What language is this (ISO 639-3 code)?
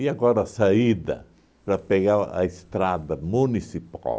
por